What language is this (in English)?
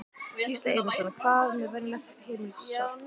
Icelandic